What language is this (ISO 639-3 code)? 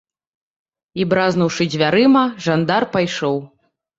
bel